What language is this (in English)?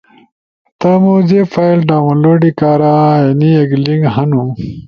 Ushojo